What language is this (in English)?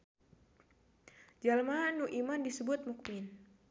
Sundanese